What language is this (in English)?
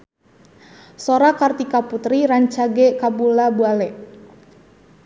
Sundanese